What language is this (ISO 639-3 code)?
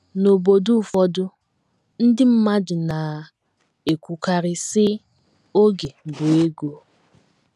ibo